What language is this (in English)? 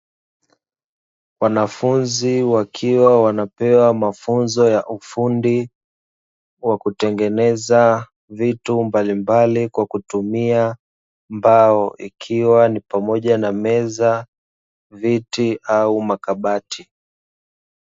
Swahili